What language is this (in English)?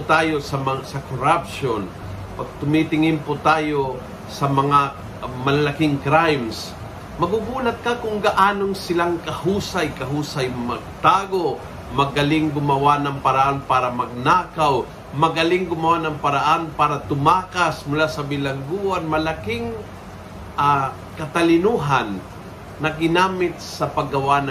Filipino